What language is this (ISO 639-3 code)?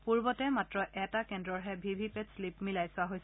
asm